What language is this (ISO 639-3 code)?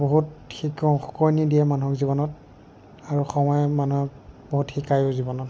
asm